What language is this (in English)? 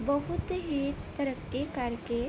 Punjabi